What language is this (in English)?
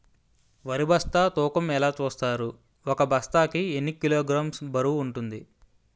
Telugu